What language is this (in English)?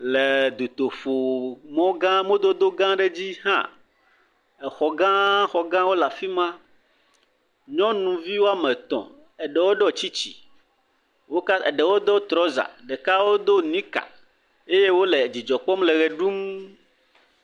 Ewe